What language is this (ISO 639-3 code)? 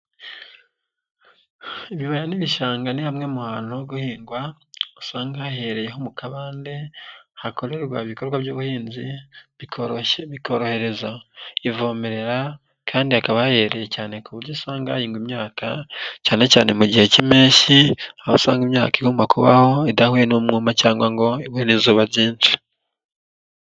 kin